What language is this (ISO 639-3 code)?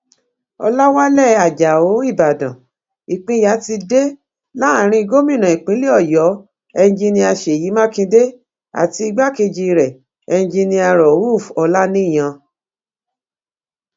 yor